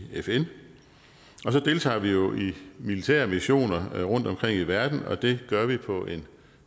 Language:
Danish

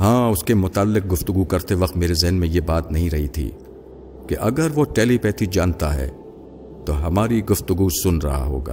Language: Urdu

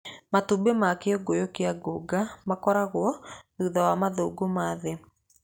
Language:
Kikuyu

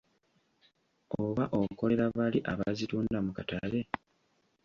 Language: Ganda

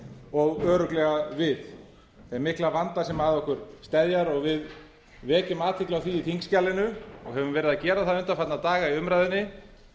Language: Icelandic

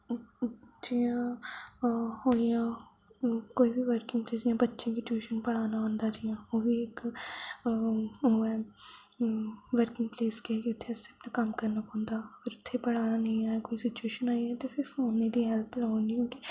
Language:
Dogri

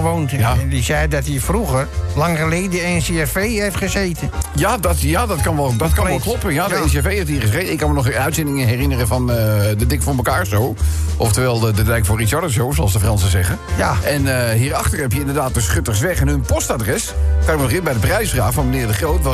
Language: Dutch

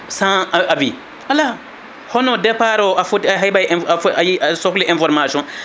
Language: Fula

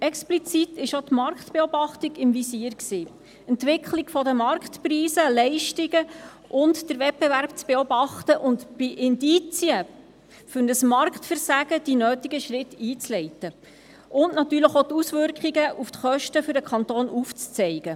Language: Swiss German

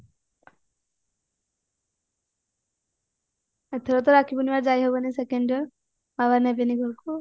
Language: Odia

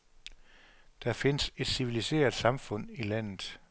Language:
Danish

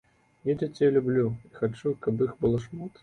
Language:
Belarusian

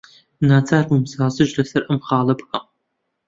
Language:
Central Kurdish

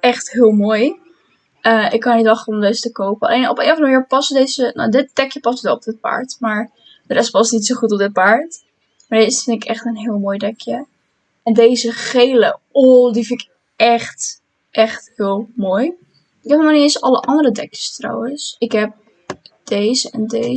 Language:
Dutch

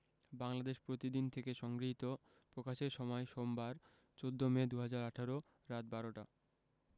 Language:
Bangla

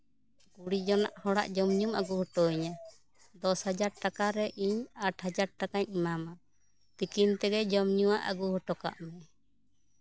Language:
Santali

